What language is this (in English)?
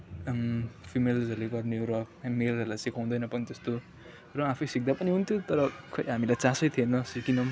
Nepali